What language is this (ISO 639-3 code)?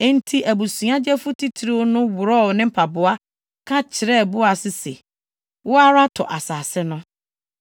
aka